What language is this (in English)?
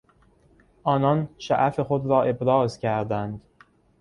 Persian